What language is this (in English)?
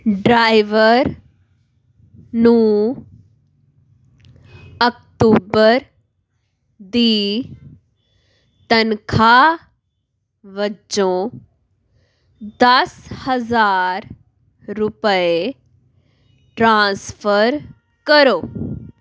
Punjabi